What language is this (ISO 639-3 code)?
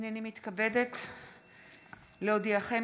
heb